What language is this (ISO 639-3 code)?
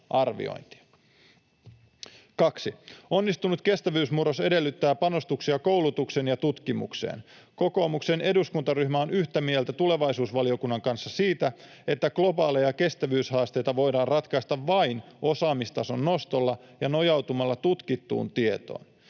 fin